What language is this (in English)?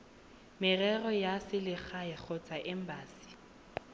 Tswana